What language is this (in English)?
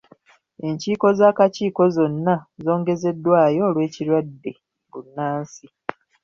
Ganda